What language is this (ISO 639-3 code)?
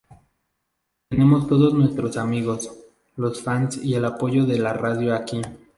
spa